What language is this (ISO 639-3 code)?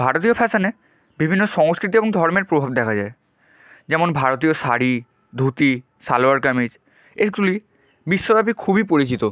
ben